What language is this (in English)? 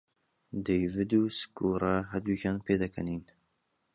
Central Kurdish